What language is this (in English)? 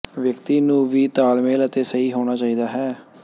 Punjabi